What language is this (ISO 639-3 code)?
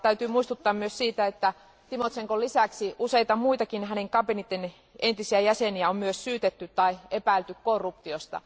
fin